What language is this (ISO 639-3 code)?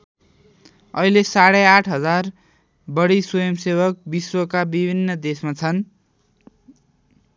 nep